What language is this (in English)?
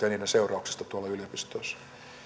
Finnish